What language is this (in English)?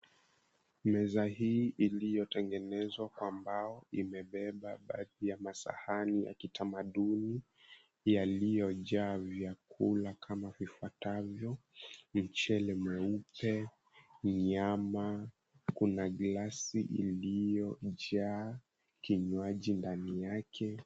Swahili